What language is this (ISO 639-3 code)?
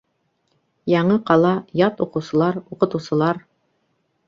bak